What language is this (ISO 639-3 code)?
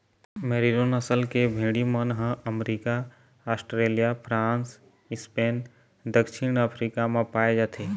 hne